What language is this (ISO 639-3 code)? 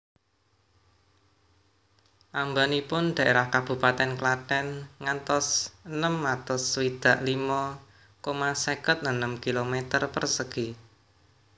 jav